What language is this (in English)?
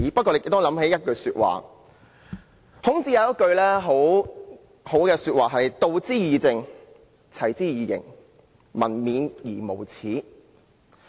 Cantonese